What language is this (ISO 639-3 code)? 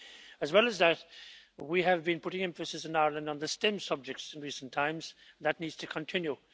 eng